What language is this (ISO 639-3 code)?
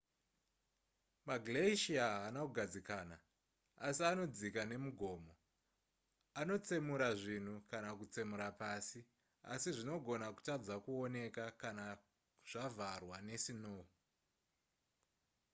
sna